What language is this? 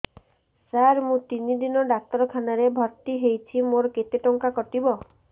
Odia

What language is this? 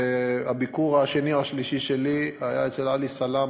Hebrew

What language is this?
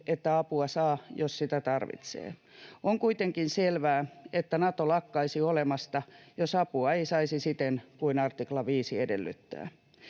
Finnish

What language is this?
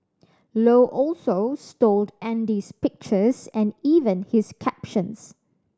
English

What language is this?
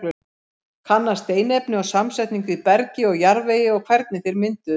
Icelandic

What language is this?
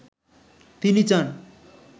Bangla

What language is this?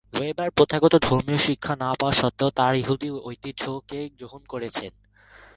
Bangla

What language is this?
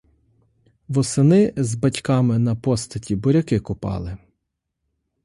Ukrainian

